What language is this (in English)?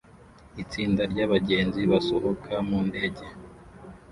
Kinyarwanda